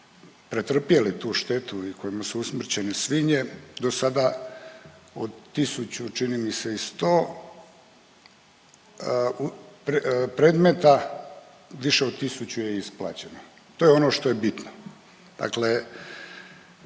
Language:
Croatian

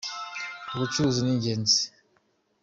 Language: Kinyarwanda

